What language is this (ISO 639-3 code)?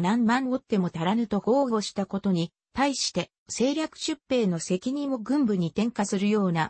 jpn